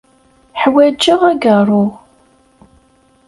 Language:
Kabyle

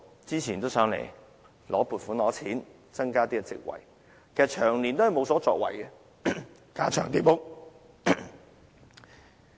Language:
Cantonese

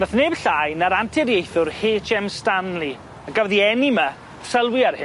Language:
Welsh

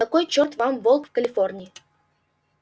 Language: Russian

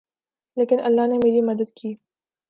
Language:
Urdu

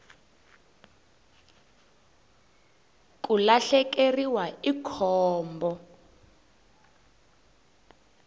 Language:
Tsonga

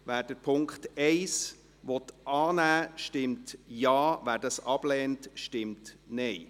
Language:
Swiss German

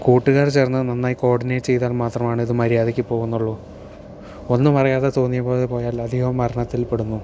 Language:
Malayalam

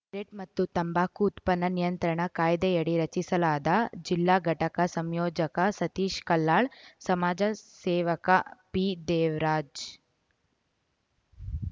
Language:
Kannada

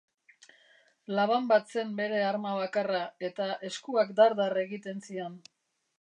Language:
Basque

